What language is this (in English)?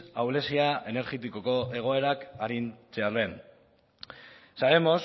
Basque